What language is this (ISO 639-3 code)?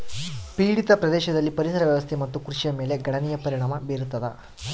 kan